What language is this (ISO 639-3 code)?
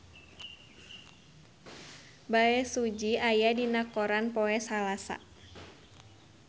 sun